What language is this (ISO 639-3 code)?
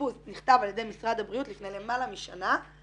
heb